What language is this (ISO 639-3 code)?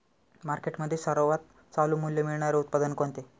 mar